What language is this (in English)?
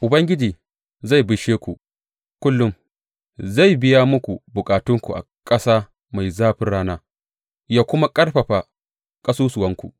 Hausa